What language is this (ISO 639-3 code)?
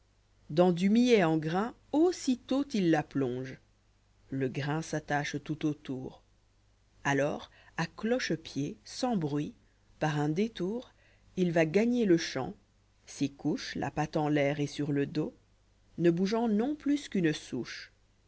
fra